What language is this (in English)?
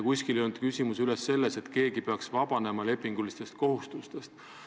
Estonian